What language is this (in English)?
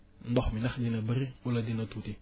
Wolof